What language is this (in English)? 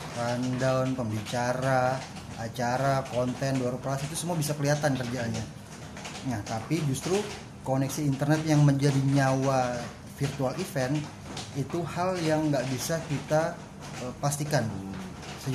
Indonesian